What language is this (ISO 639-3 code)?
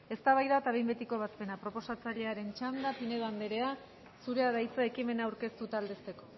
eus